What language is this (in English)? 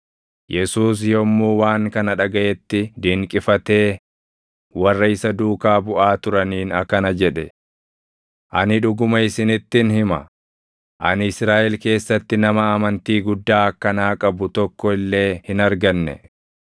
Oromo